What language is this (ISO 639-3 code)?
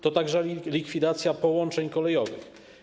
pol